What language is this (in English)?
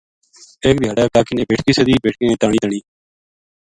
Gujari